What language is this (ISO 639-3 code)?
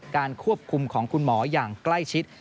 tha